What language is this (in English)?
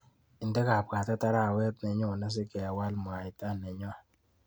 Kalenjin